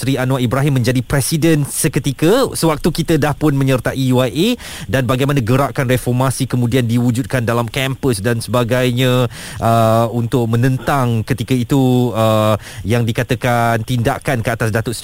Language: Malay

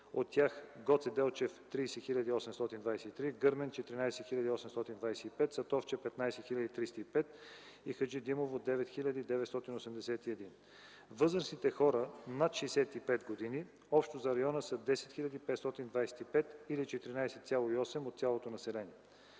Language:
Bulgarian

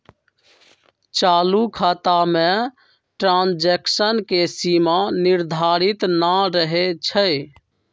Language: Magahi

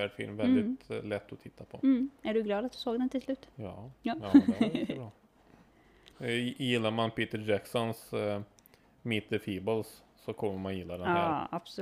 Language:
Swedish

